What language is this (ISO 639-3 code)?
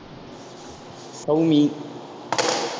tam